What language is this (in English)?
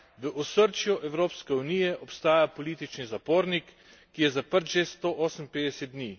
Slovenian